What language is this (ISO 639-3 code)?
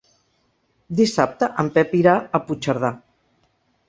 cat